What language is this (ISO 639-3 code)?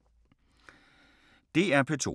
dan